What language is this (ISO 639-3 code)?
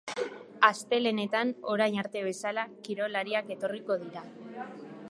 eus